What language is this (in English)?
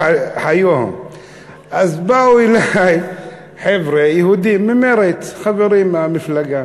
Hebrew